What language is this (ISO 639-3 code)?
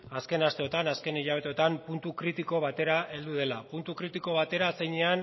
eus